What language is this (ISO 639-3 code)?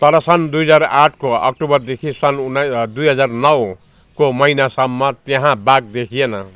nep